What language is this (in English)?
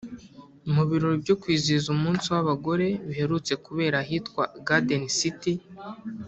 Kinyarwanda